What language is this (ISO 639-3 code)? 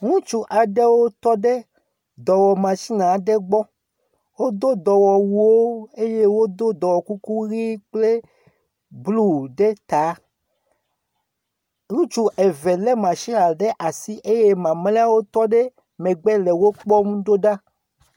ewe